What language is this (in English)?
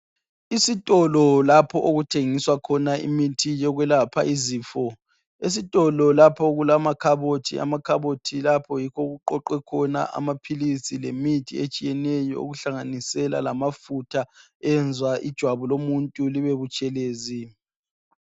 North Ndebele